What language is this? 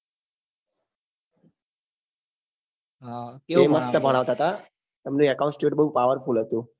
Gujarati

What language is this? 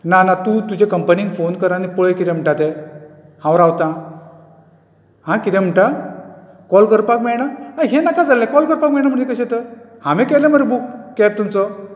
Konkani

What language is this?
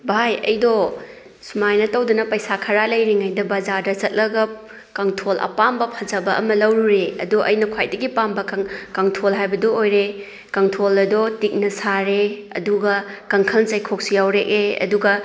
Manipuri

